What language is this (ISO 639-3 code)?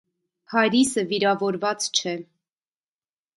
hye